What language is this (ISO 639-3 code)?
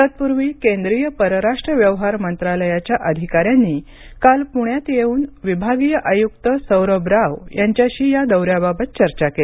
mar